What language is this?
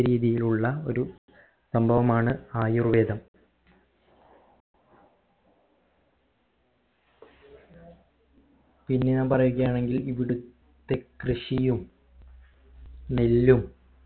Malayalam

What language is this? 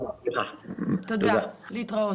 Hebrew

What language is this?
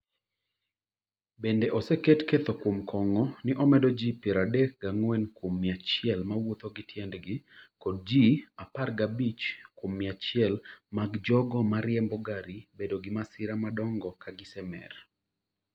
Luo (Kenya and Tanzania)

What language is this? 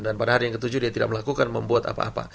Indonesian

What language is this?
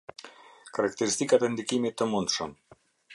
Albanian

